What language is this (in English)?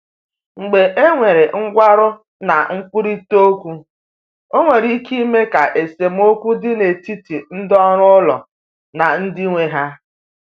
Igbo